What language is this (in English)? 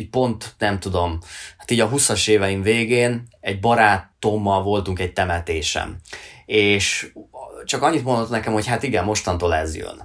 Hungarian